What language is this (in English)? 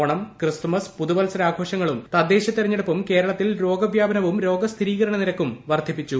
Malayalam